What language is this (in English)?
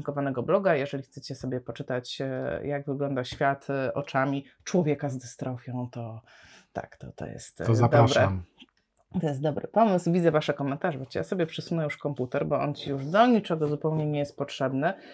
Polish